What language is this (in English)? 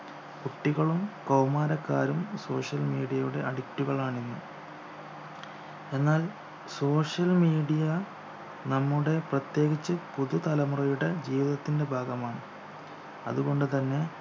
Malayalam